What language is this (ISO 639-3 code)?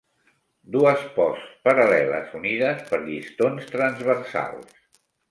cat